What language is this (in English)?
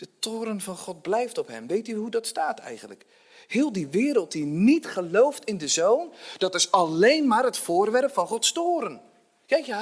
Dutch